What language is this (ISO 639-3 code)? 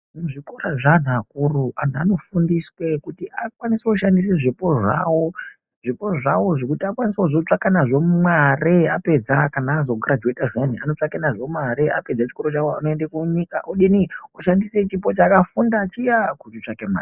ndc